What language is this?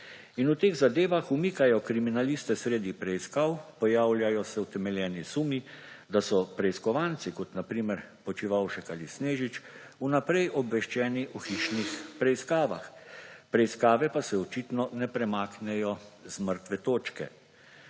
Slovenian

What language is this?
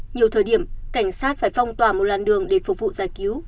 Vietnamese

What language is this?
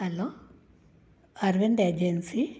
Sindhi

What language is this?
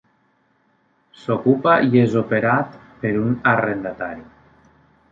Catalan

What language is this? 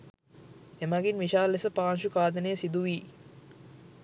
Sinhala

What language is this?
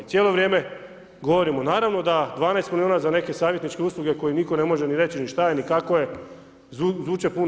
Croatian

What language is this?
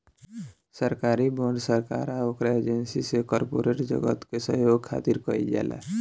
Bhojpuri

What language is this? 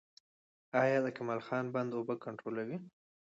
Pashto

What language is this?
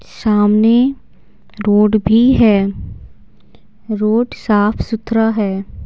Hindi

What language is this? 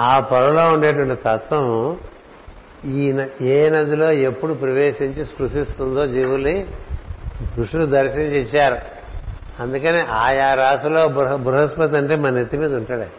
Telugu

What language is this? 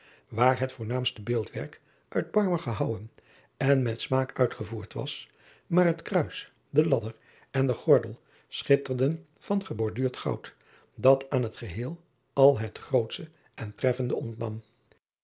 Dutch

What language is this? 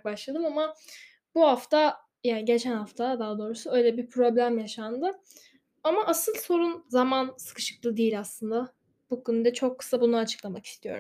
Turkish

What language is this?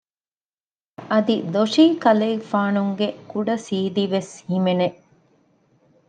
Divehi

